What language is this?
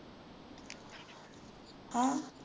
Punjabi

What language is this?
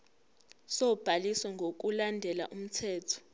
Zulu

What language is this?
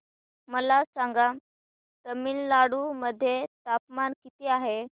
Marathi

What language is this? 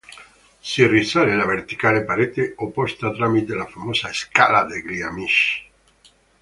Italian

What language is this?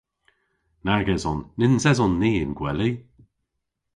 Cornish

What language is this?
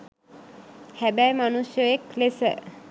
Sinhala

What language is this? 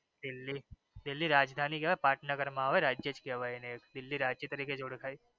Gujarati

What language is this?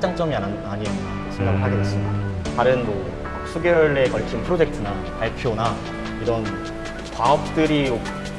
Korean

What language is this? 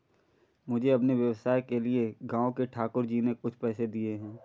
Hindi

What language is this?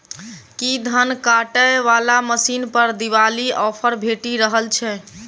Maithili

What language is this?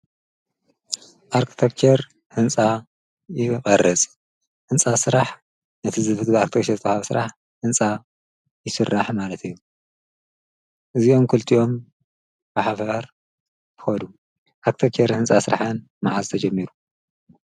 Tigrinya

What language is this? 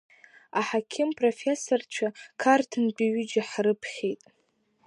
Abkhazian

